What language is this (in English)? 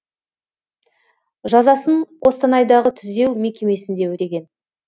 Kazakh